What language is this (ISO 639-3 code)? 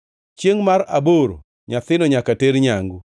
luo